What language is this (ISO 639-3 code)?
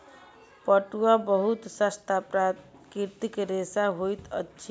mai